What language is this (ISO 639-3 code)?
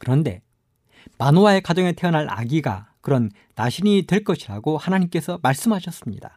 kor